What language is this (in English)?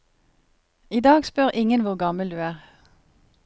Norwegian